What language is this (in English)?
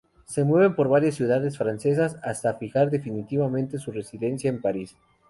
Spanish